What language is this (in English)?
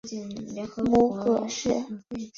Chinese